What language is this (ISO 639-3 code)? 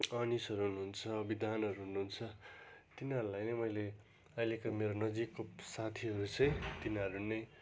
nep